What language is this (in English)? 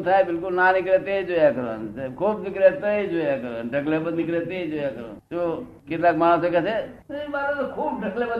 Gujarati